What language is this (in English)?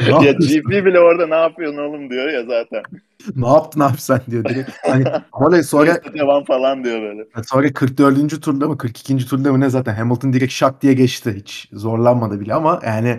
Turkish